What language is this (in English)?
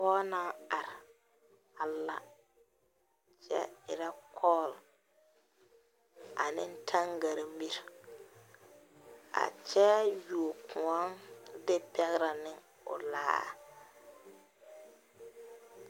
Southern Dagaare